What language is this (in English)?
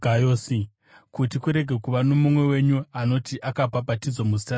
Shona